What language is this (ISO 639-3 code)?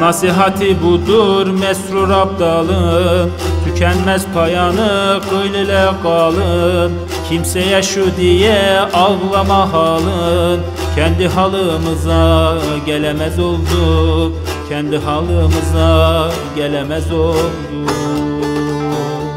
tur